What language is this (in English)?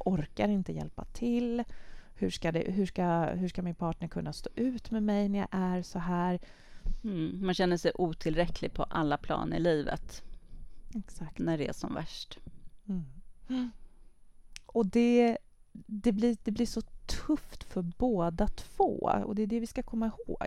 Swedish